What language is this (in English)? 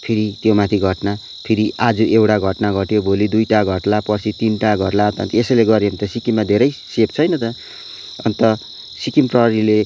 Nepali